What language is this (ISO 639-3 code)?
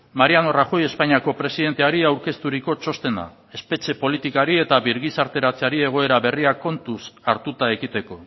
eus